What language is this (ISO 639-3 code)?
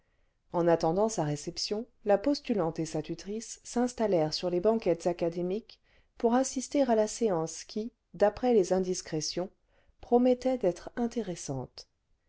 fra